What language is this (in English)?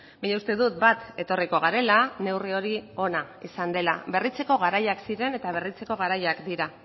Basque